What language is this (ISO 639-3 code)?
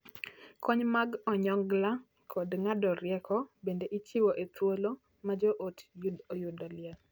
luo